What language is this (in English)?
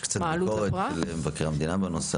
Hebrew